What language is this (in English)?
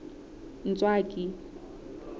Southern Sotho